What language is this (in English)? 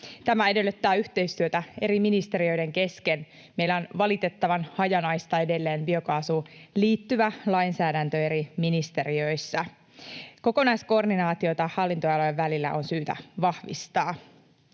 Finnish